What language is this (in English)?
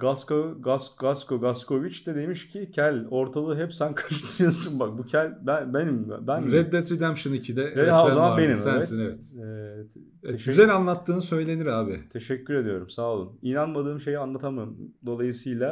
Turkish